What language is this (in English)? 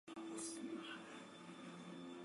Chinese